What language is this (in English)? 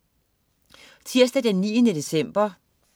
Danish